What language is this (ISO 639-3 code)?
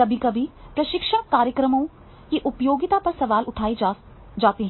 hin